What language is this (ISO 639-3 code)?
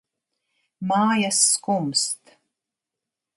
lav